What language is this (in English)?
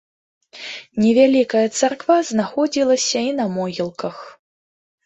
Belarusian